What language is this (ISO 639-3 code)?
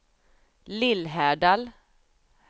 swe